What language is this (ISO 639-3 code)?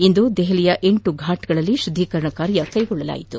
kan